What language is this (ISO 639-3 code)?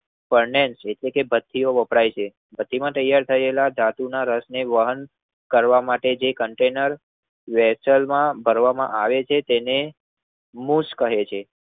guj